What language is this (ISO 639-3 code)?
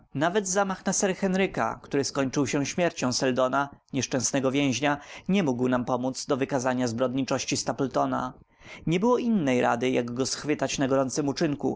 pol